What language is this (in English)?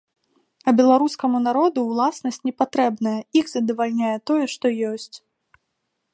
Belarusian